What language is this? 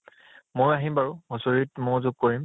Assamese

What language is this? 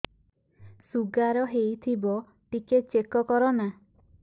Odia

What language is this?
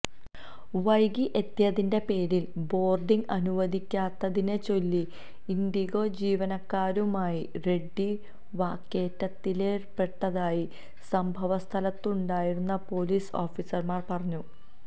Malayalam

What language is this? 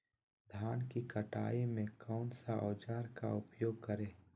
Magahi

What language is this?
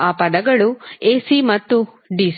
Kannada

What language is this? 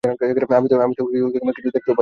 Bangla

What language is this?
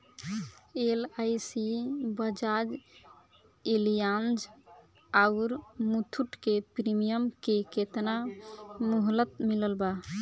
Bhojpuri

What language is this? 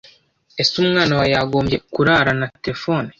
Kinyarwanda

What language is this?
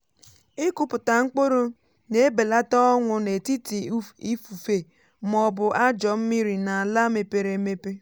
Igbo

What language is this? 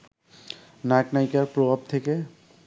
Bangla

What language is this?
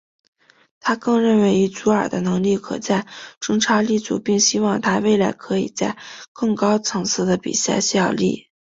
Chinese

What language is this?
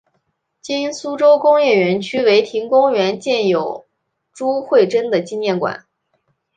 Chinese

